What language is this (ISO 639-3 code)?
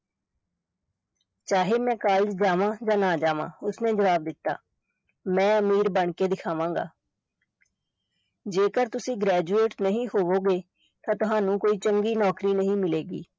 pan